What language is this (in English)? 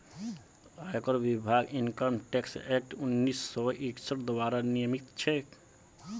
Magahi